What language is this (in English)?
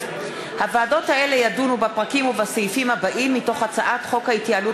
Hebrew